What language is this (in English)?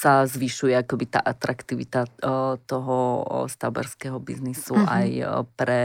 Slovak